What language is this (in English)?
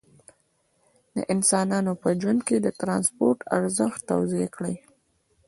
Pashto